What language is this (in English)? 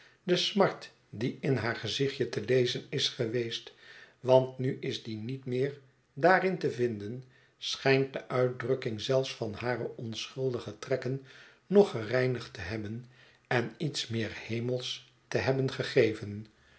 Dutch